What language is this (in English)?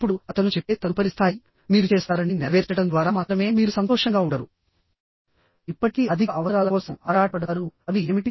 Telugu